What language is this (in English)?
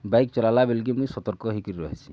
Odia